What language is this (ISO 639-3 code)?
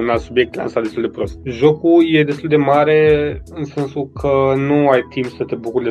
ron